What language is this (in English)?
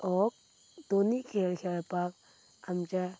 Konkani